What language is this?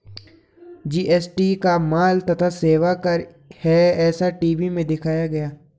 Hindi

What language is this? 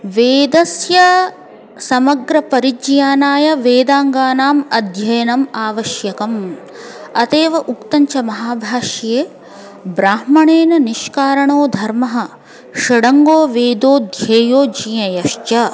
Sanskrit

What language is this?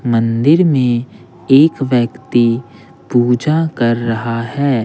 Hindi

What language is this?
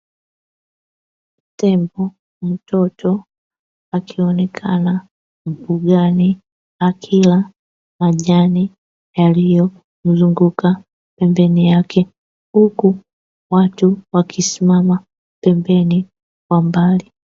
Swahili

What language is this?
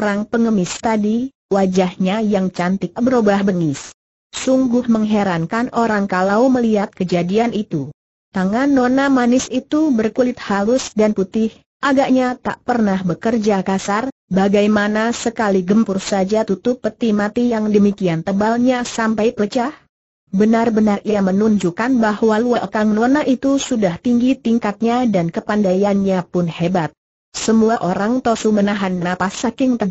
Indonesian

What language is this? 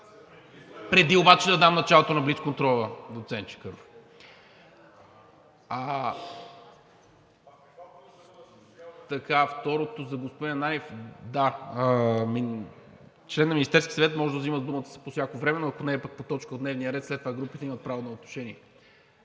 Bulgarian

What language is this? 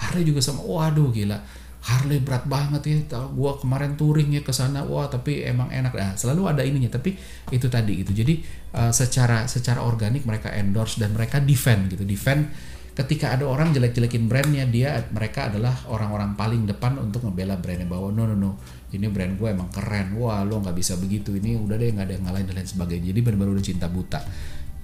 Indonesian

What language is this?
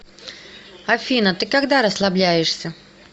Russian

